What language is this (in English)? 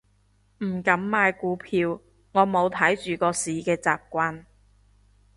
Cantonese